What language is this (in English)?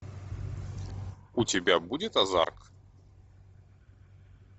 Russian